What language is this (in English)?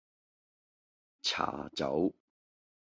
Cantonese